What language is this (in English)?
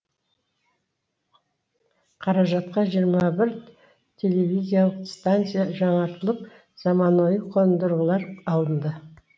Kazakh